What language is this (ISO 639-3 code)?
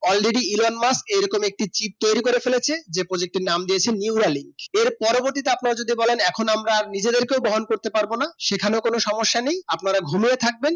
ben